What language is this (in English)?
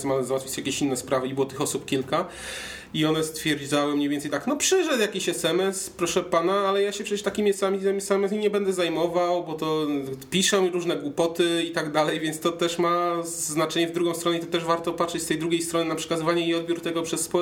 Polish